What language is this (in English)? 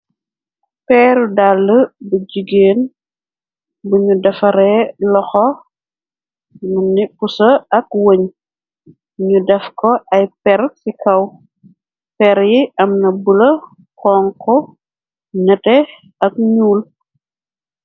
Wolof